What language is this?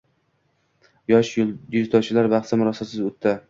Uzbek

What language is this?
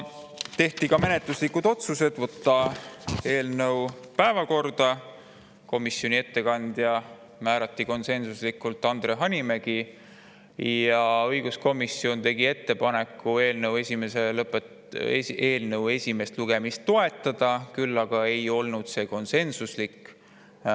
Estonian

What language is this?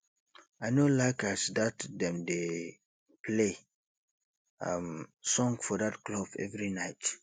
Nigerian Pidgin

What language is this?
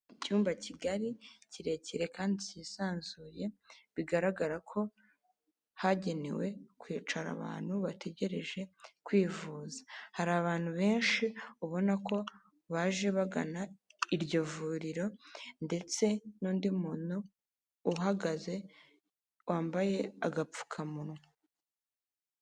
Kinyarwanda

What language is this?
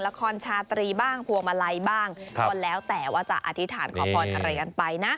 Thai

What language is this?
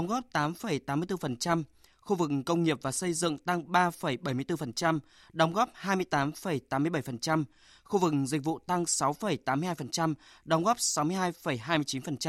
Vietnamese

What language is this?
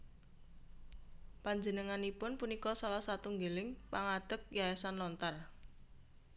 Javanese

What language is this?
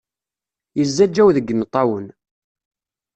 Kabyle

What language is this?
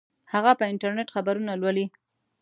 Pashto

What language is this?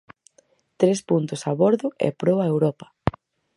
Galician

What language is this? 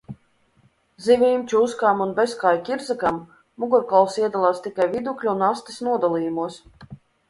Latvian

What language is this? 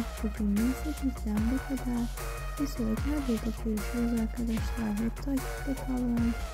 Turkish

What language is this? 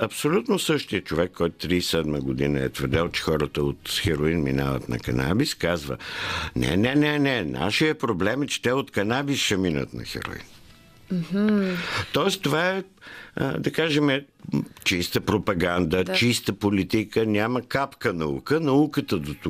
Bulgarian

